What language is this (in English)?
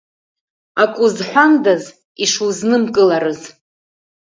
Abkhazian